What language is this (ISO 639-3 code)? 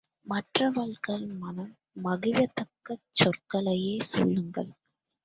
tam